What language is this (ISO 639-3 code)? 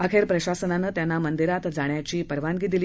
mar